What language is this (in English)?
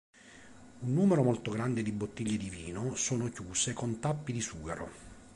Italian